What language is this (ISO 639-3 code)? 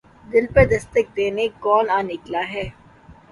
urd